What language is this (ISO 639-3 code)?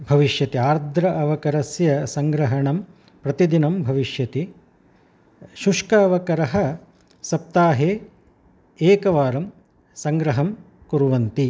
san